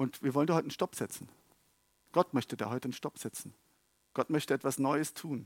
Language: German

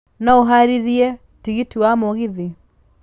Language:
Kikuyu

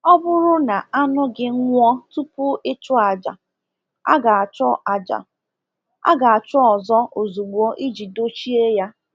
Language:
Igbo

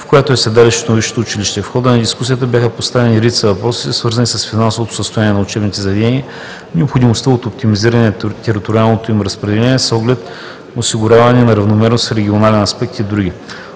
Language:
Bulgarian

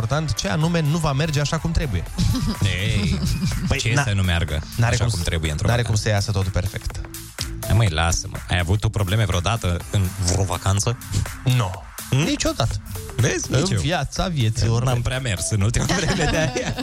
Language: Romanian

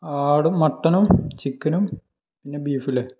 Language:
Malayalam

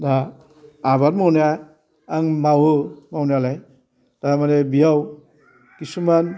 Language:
Bodo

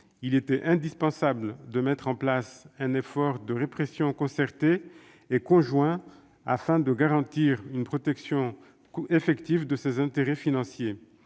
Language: French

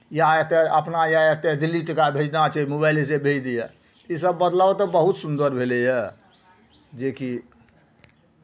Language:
Maithili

